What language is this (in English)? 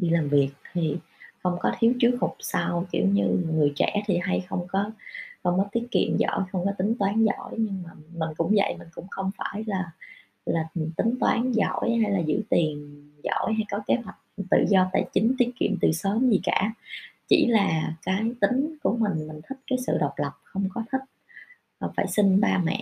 Vietnamese